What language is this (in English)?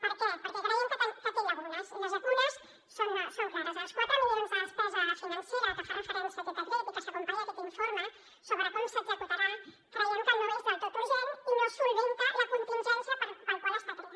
Catalan